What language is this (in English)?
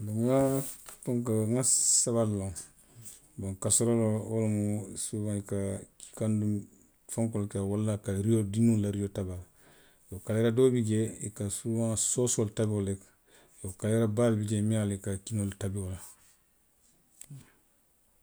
Western Maninkakan